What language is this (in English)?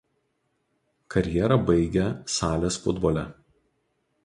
Lithuanian